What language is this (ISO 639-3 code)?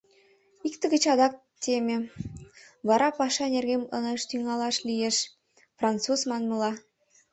chm